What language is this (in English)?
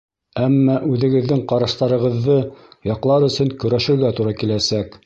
Bashkir